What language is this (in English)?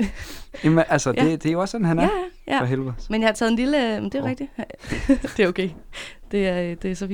Danish